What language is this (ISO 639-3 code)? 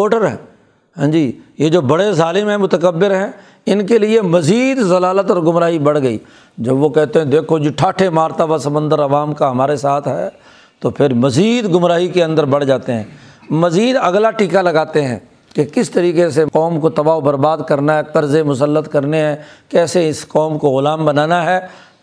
urd